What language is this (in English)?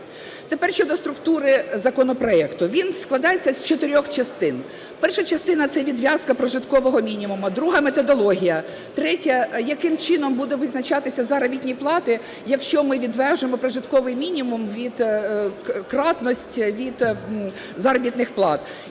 Ukrainian